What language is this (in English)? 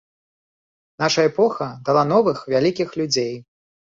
Belarusian